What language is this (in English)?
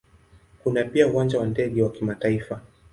Swahili